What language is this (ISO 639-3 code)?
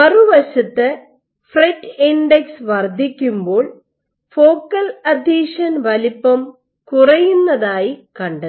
mal